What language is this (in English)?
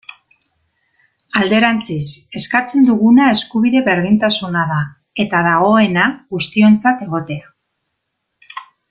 Basque